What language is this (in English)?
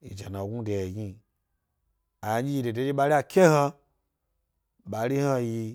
Gbari